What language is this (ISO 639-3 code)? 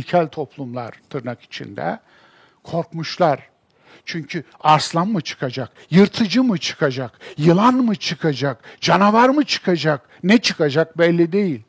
tur